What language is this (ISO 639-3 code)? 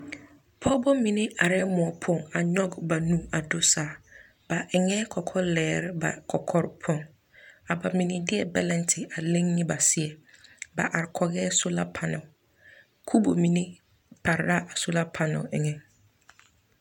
dga